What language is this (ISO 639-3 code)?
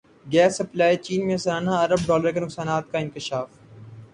urd